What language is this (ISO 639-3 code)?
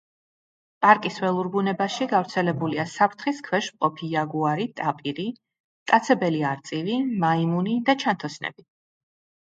kat